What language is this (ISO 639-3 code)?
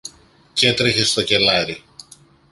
ell